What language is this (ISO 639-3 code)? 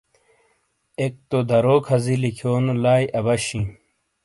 scl